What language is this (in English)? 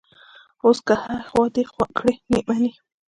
Pashto